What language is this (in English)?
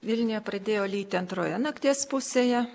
Lithuanian